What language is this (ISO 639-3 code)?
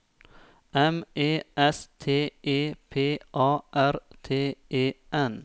nor